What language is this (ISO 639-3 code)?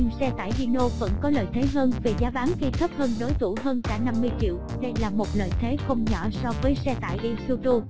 vie